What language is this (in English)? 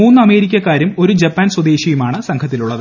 Malayalam